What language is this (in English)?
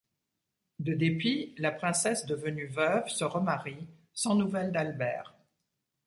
French